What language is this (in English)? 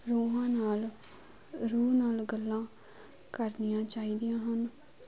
Punjabi